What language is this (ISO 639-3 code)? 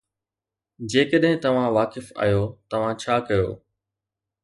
snd